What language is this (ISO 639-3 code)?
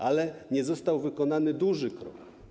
pol